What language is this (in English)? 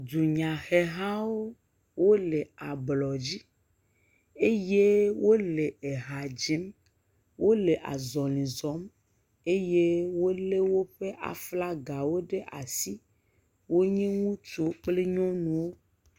Ewe